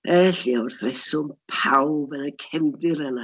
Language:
Welsh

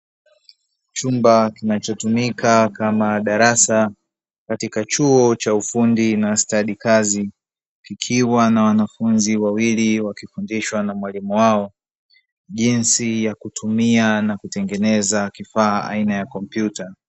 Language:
Swahili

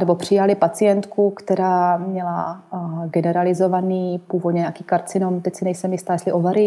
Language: Czech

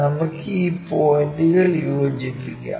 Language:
Malayalam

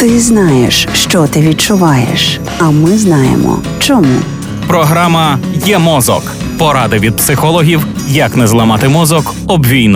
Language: Ukrainian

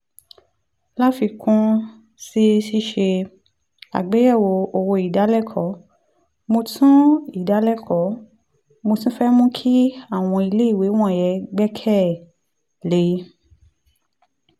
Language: Yoruba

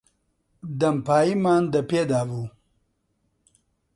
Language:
Central Kurdish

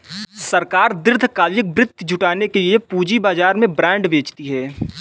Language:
Hindi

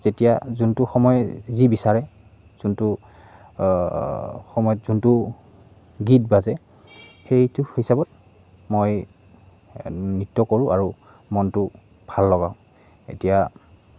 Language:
Assamese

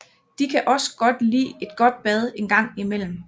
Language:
Danish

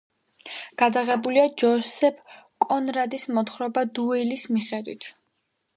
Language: Georgian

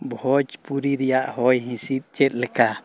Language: Santali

